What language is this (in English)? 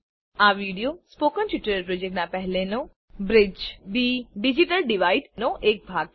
Gujarati